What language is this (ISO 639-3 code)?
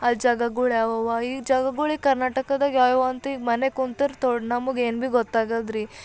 kan